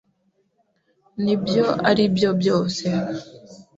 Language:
Kinyarwanda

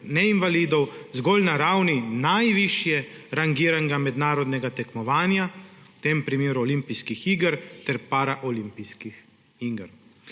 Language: Slovenian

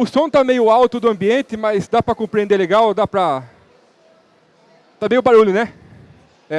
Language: Portuguese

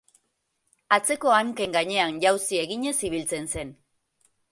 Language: Basque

